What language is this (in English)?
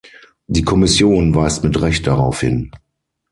German